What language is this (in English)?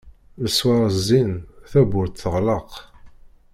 Kabyle